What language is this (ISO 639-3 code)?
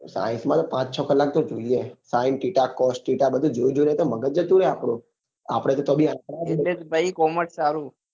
guj